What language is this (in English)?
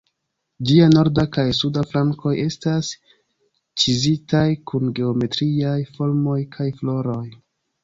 Esperanto